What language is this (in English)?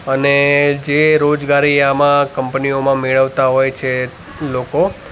Gujarati